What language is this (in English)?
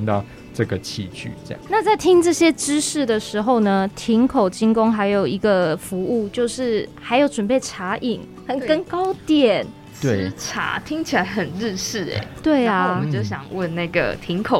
Chinese